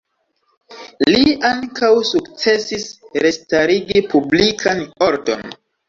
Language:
Esperanto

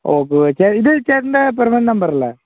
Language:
Malayalam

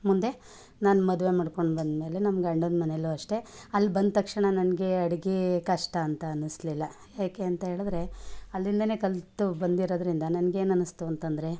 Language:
Kannada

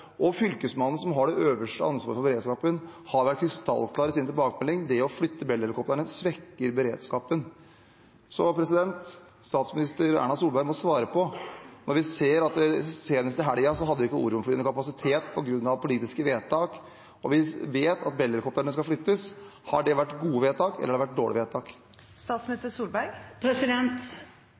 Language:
Norwegian Bokmål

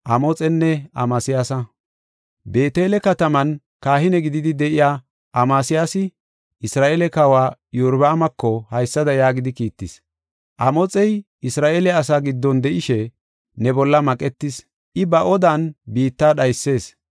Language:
Gofa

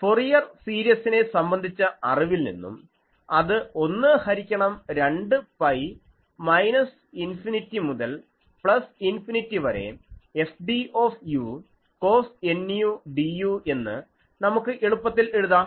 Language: Malayalam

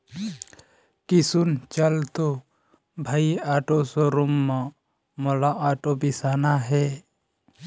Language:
Chhattisgarhi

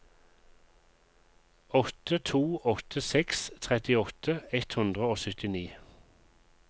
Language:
Norwegian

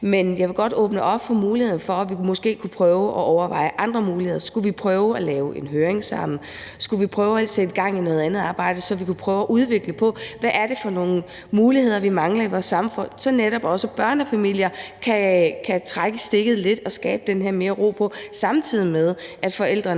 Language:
Danish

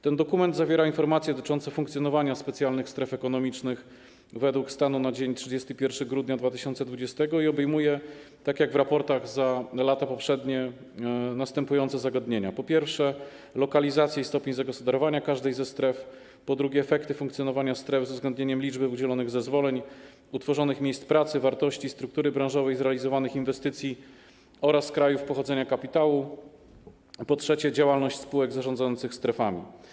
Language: Polish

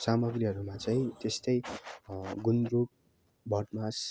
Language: Nepali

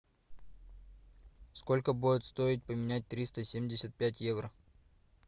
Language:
Russian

